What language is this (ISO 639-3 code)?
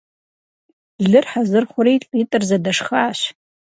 kbd